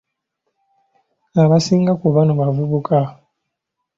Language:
Ganda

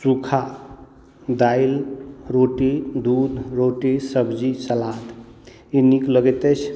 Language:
Maithili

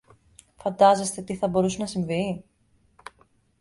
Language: Greek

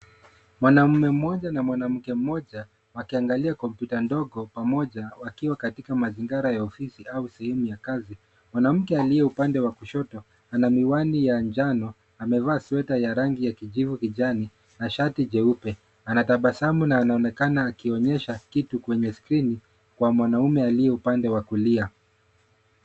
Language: Swahili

